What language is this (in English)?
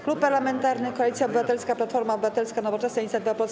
Polish